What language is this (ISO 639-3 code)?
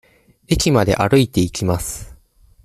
jpn